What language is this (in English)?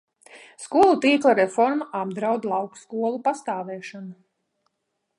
Latvian